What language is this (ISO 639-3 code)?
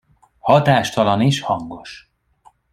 hun